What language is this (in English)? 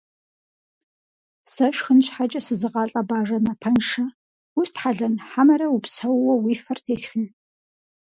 Kabardian